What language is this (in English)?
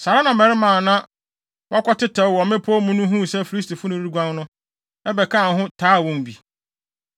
Akan